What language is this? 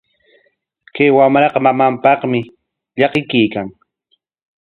Corongo Ancash Quechua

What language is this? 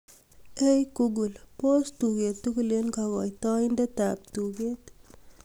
Kalenjin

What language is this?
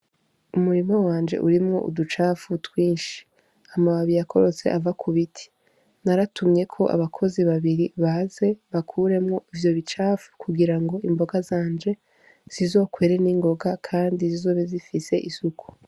Rundi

